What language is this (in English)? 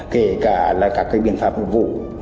Vietnamese